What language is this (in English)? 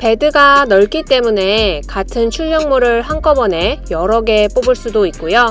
Korean